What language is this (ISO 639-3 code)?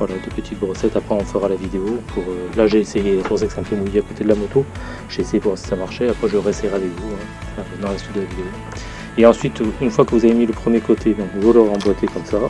fra